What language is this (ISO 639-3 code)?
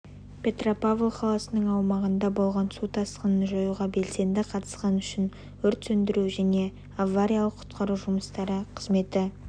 kaz